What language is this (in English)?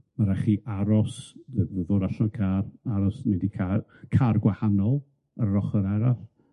Welsh